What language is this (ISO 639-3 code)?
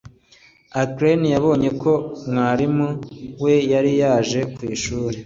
kin